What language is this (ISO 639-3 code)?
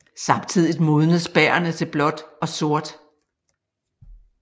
dan